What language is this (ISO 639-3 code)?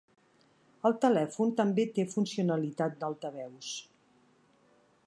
cat